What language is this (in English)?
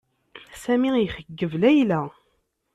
Kabyle